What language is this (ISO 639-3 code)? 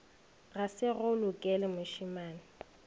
nso